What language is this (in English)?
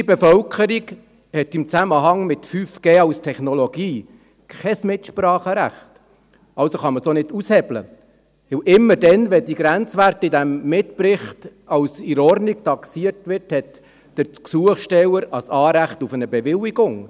Swiss German